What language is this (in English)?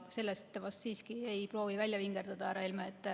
Estonian